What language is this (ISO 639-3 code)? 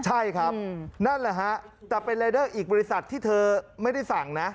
tha